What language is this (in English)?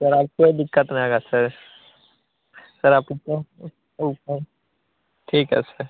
Hindi